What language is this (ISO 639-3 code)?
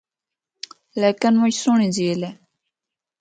hno